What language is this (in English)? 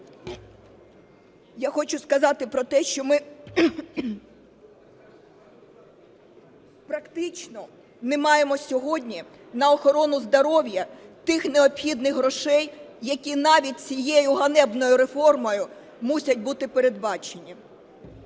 Ukrainian